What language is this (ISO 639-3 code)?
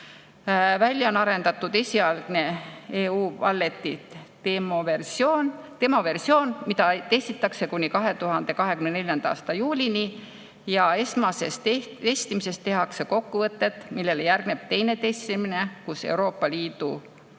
est